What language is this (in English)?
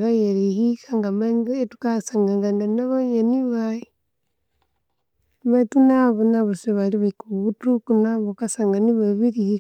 Konzo